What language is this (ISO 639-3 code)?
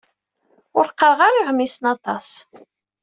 kab